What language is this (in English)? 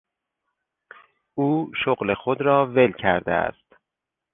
Persian